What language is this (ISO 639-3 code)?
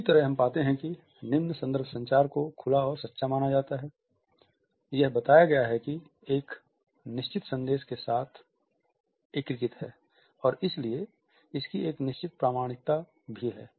hin